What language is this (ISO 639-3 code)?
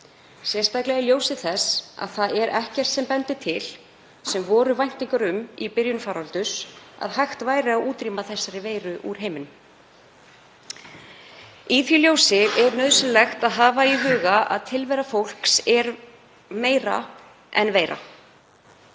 isl